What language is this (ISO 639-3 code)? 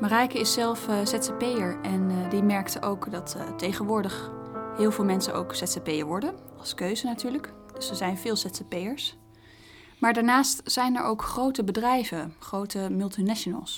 nld